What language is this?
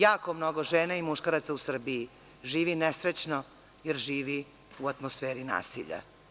Serbian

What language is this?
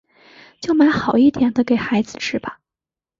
Chinese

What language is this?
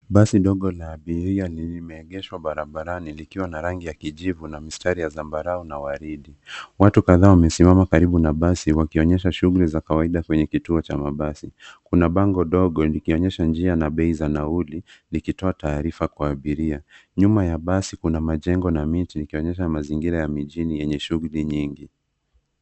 Swahili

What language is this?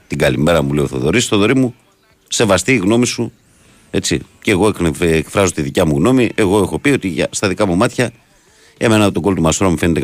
Greek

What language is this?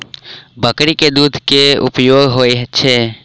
Maithili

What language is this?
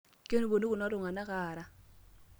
Masai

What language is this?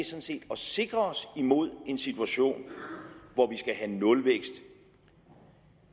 Danish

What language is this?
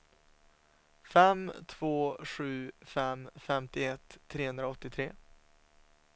Swedish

